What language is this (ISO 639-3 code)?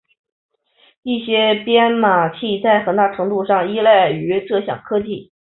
zho